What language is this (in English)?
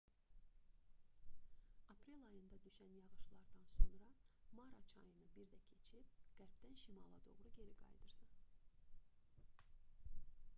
Azerbaijani